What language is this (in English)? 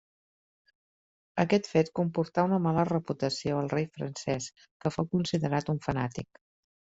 Catalan